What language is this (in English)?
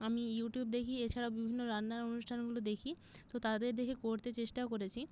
Bangla